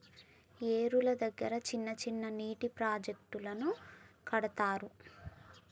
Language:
Telugu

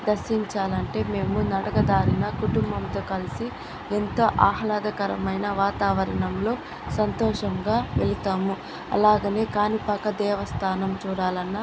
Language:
Telugu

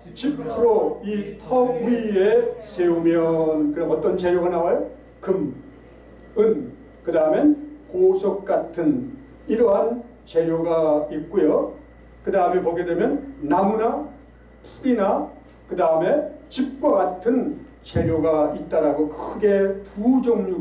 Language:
Korean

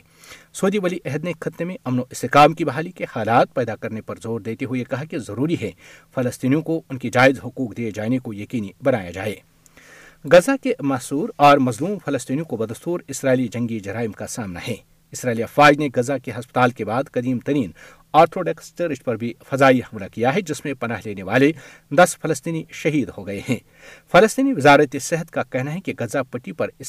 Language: Urdu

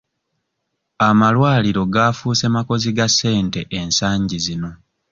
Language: Ganda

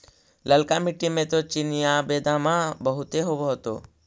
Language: Magahi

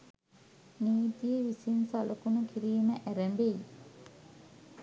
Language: Sinhala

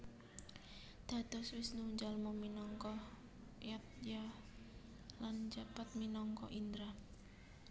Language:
Javanese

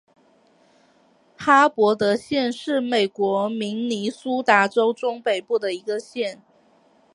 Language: Chinese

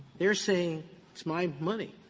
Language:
English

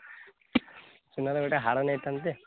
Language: Odia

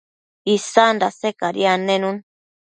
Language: Matsés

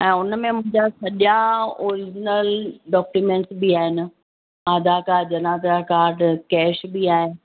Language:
Sindhi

